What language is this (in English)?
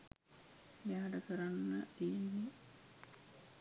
Sinhala